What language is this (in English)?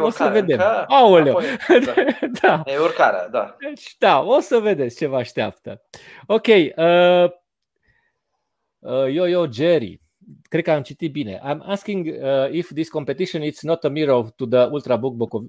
Romanian